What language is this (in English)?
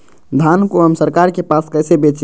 Magahi